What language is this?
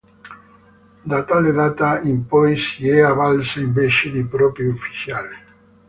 Italian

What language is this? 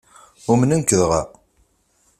Kabyle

